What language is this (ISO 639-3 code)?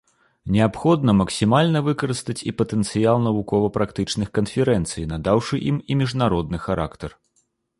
bel